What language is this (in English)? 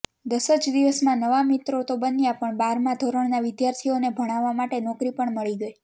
Gujarati